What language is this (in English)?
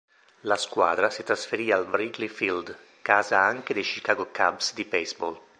Italian